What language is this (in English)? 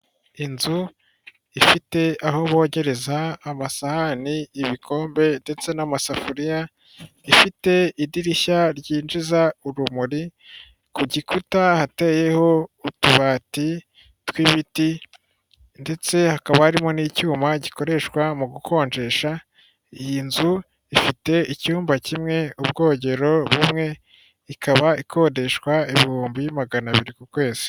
Kinyarwanda